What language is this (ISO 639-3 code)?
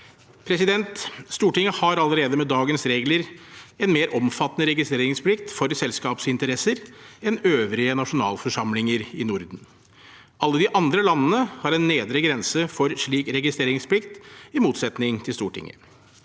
nor